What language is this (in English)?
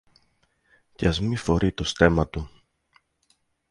Greek